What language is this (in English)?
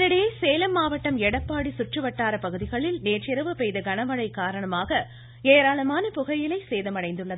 Tamil